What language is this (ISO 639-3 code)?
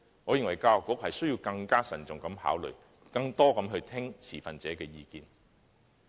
yue